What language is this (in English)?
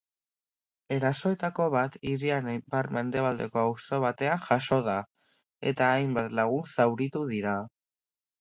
Basque